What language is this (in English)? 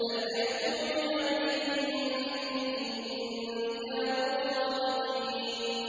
Arabic